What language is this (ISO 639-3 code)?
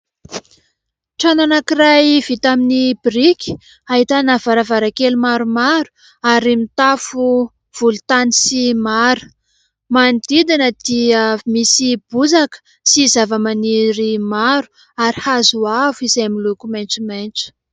mlg